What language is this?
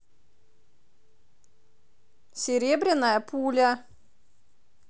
Russian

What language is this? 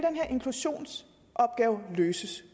Danish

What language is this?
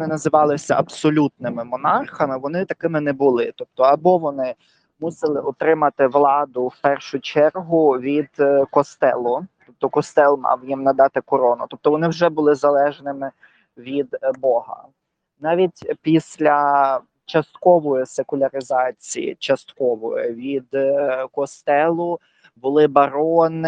Ukrainian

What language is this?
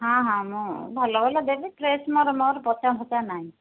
Odia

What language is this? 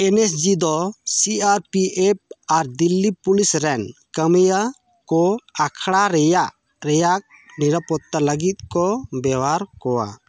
Santali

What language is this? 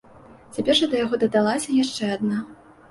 Belarusian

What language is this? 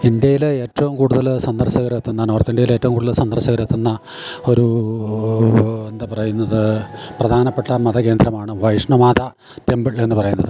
Malayalam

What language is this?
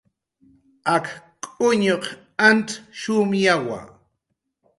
Jaqaru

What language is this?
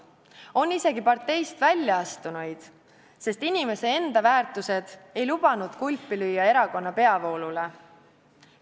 Estonian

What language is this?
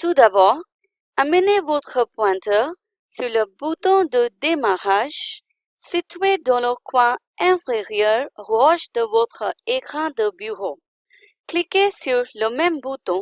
French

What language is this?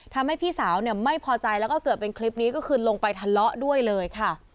Thai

